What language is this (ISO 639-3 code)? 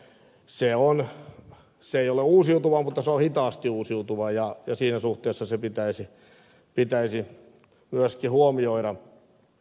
fin